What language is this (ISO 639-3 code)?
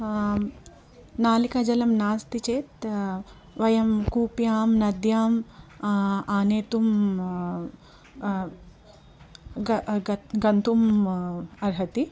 san